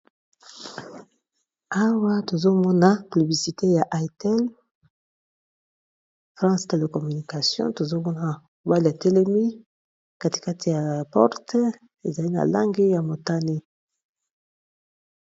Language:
Lingala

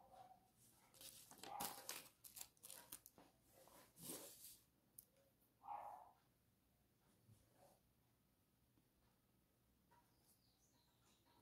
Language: Portuguese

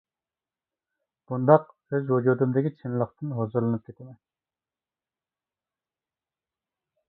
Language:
Uyghur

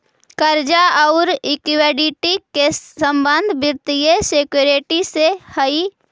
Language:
Magahi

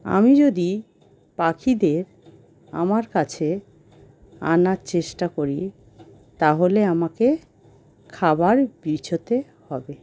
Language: Bangla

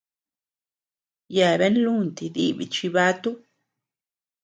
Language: Tepeuxila Cuicatec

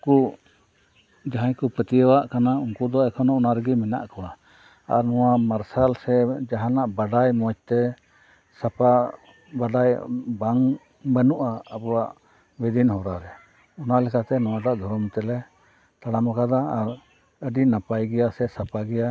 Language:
Santali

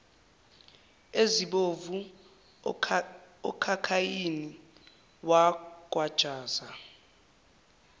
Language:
Zulu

